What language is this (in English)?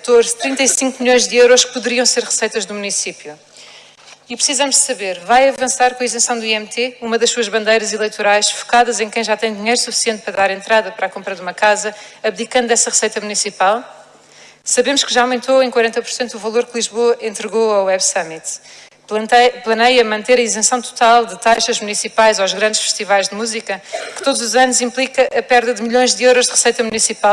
Portuguese